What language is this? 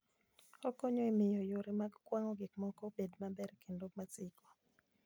Luo (Kenya and Tanzania)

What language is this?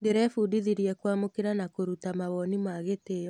Kikuyu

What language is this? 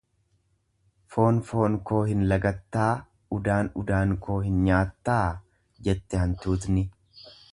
Oromo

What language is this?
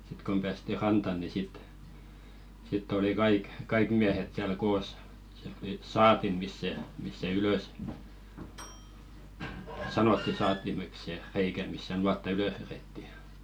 Finnish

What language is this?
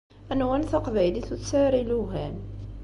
Kabyle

